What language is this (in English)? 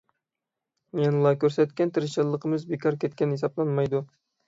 Uyghur